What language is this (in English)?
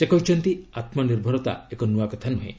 Odia